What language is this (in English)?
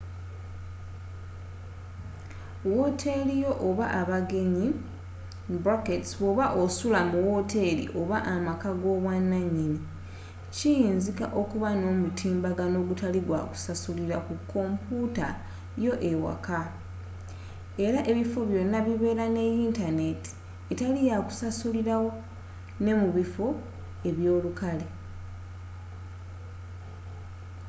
Ganda